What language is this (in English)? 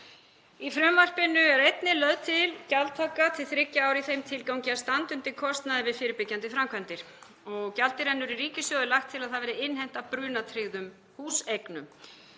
Icelandic